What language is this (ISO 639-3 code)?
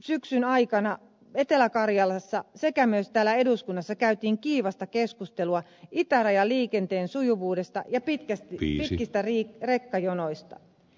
fin